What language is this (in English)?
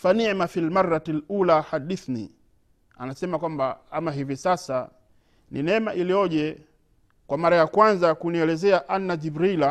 Swahili